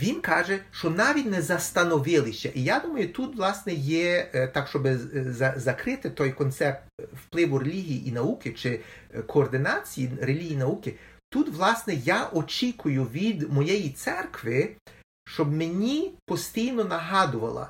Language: Ukrainian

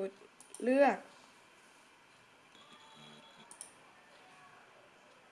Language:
Thai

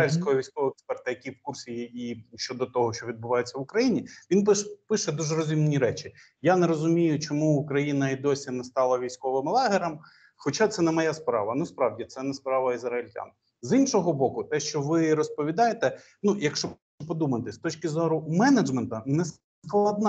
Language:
Ukrainian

